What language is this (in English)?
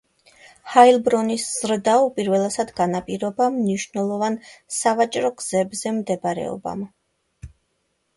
Georgian